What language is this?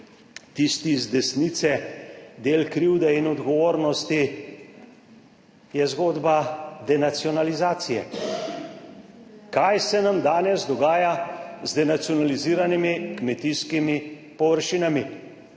Slovenian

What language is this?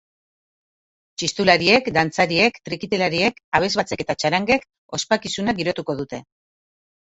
Basque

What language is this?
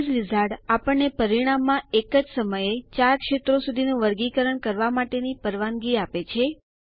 Gujarati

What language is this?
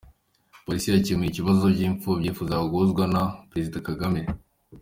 Kinyarwanda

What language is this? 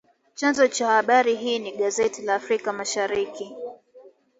Swahili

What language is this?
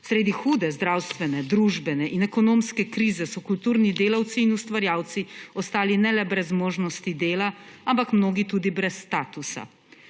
Slovenian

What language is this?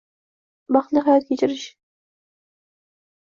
Uzbek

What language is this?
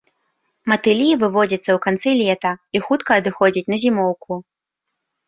Belarusian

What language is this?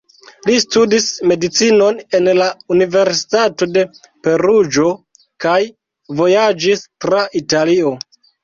Esperanto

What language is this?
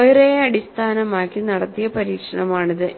Malayalam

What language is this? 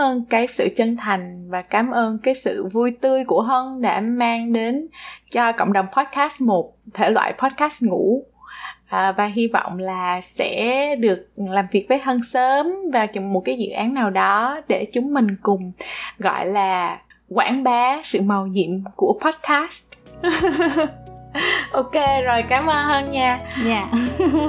Vietnamese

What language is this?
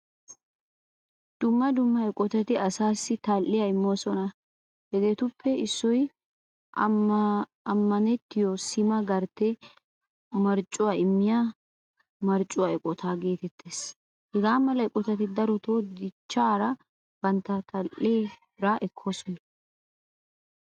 Wolaytta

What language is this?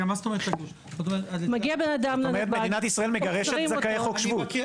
Hebrew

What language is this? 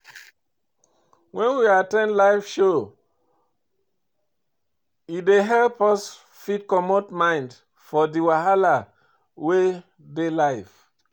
Nigerian Pidgin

